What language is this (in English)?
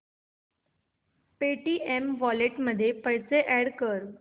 Marathi